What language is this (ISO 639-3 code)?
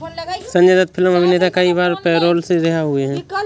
hin